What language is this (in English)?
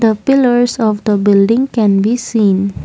English